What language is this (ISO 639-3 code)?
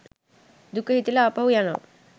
sin